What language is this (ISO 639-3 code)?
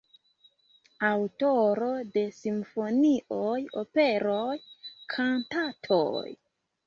epo